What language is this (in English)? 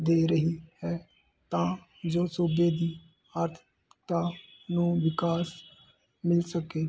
Punjabi